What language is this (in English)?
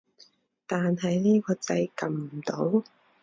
Cantonese